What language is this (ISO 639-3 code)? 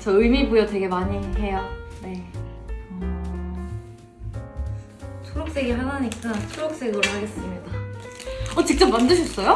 kor